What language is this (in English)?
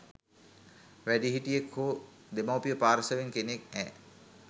Sinhala